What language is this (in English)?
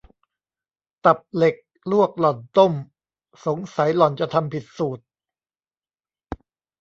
Thai